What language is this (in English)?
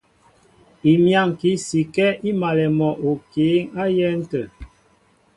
Mbo (Cameroon)